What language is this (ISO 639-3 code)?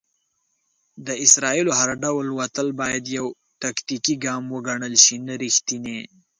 pus